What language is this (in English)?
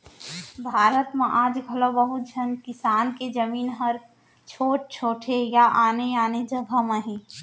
Chhattisgarhi